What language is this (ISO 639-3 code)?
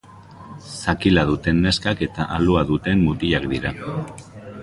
eus